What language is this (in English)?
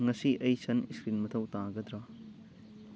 Manipuri